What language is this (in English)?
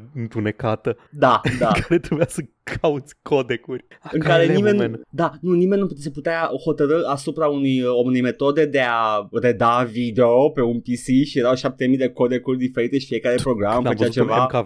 Romanian